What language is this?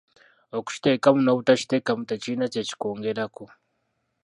Ganda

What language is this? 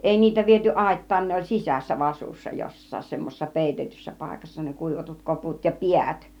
Finnish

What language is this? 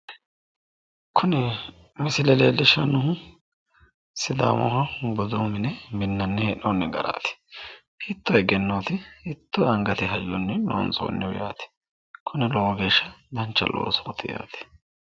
Sidamo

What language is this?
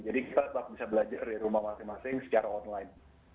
Indonesian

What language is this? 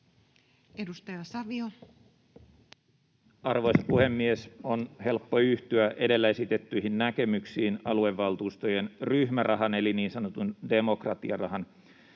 Finnish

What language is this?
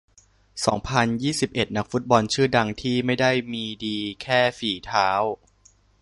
Thai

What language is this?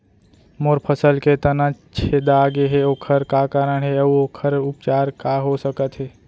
Chhattisgarhi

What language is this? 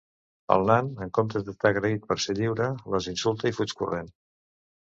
Catalan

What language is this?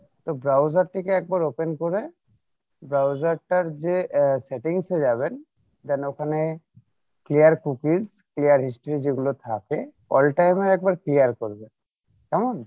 Bangla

